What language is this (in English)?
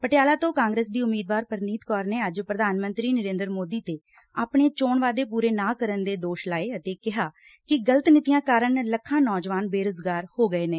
Punjabi